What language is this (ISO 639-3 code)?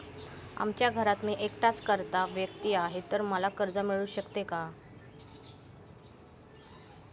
mar